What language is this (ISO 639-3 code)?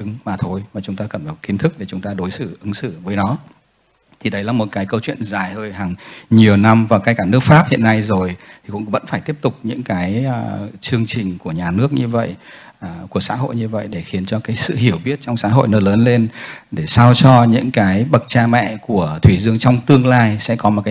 vie